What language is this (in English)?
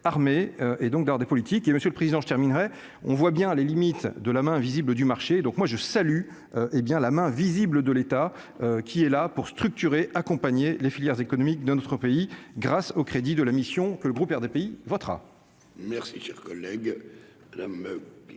French